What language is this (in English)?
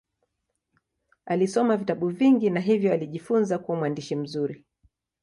Swahili